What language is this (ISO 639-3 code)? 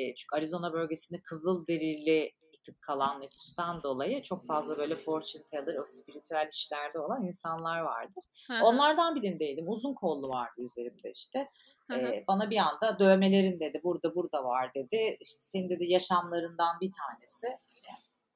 tur